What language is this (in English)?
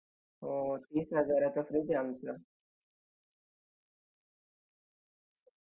Marathi